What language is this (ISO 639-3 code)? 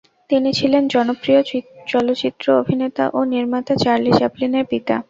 ben